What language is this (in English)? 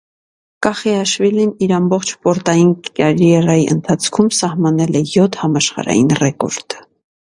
Armenian